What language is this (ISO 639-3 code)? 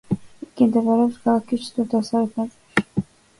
kat